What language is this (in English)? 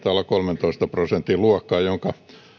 Finnish